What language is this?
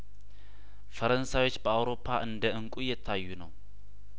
Amharic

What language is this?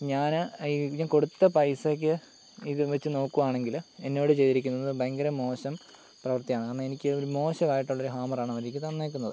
Malayalam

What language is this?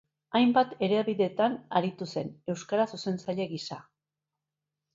Basque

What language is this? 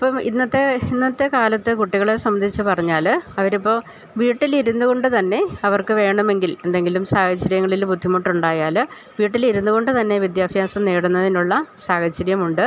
Malayalam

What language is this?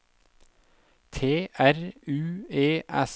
Norwegian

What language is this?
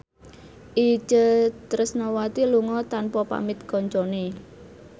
Javanese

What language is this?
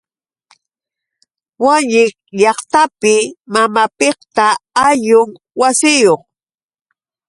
Yauyos Quechua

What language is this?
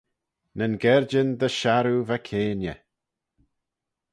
Manx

